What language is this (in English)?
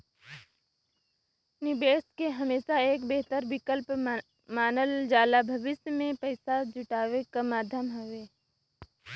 Bhojpuri